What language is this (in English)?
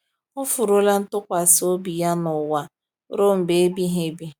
Igbo